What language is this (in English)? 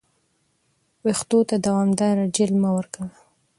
Pashto